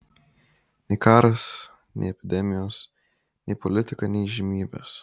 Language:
Lithuanian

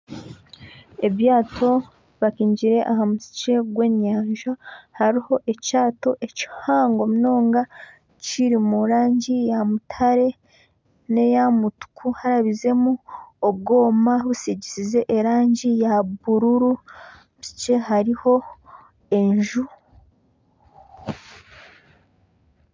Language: Nyankole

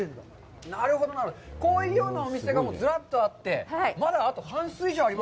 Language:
Japanese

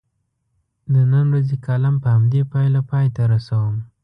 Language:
Pashto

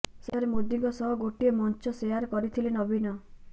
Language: Odia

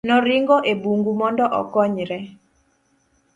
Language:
Luo (Kenya and Tanzania)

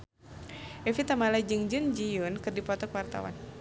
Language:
Sundanese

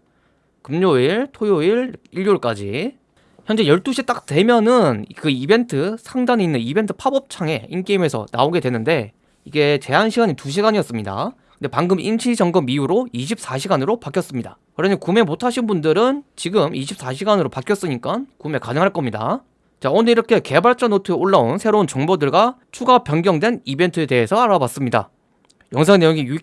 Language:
Korean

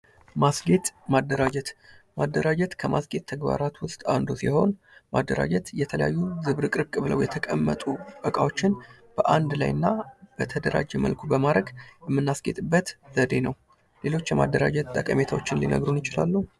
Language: Amharic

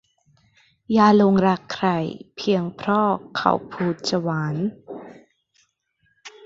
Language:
Thai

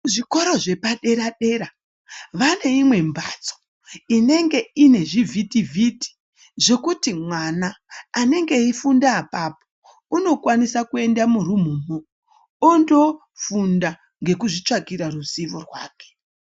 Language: Ndau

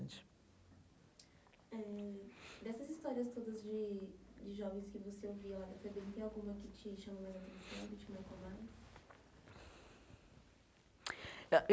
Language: Portuguese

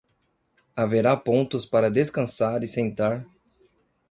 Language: Portuguese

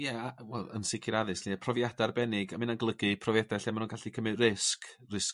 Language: Welsh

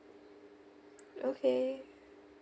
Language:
English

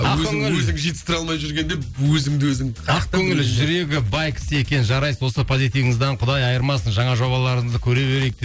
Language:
Kazakh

